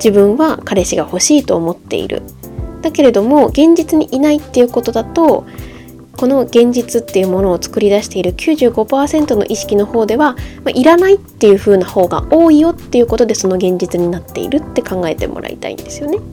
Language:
Japanese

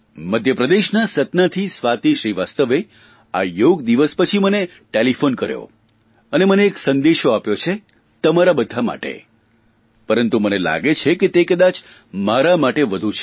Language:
Gujarati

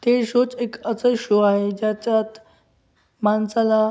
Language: Marathi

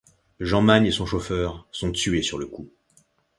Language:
French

